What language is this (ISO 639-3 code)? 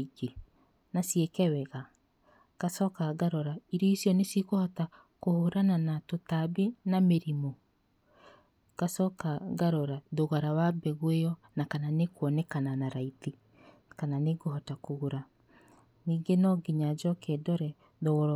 kik